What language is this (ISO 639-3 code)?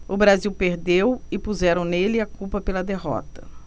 por